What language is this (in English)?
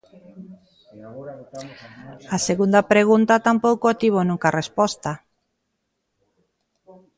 Galician